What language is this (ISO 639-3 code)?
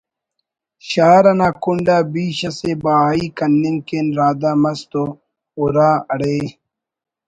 brh